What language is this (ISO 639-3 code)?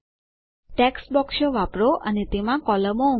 guj